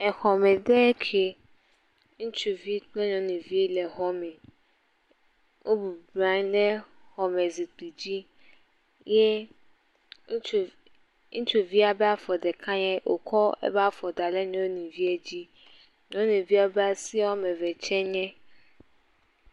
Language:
Ewe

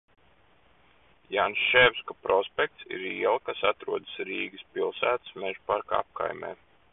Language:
Latvian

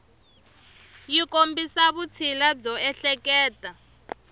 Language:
Tsonga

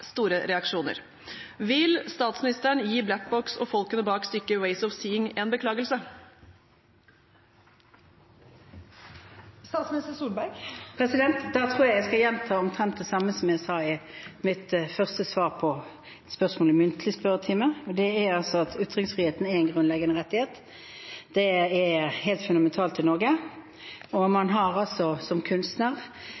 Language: Norwegian Bokmål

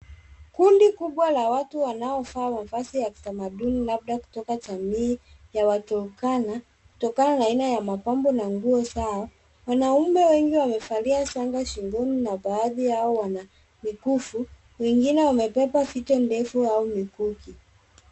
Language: Swahili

